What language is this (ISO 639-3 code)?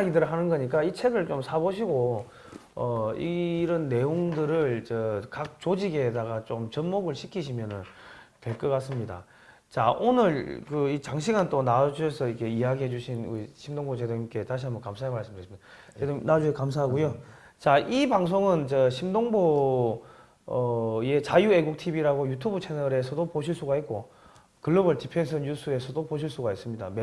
kor